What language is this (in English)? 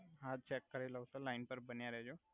Gujarati